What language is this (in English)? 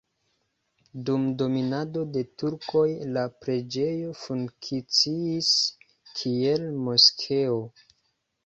Esperanto